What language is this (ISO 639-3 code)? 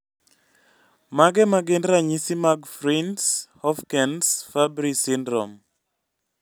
luo